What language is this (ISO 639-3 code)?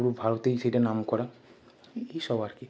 ben